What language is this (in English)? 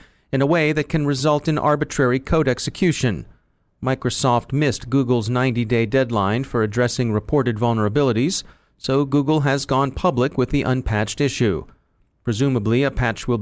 English